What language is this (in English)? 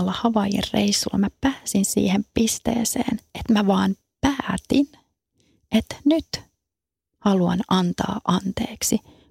Finnish